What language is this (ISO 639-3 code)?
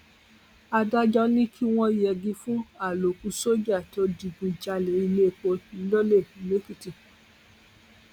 yor